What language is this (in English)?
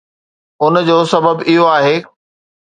Sindhi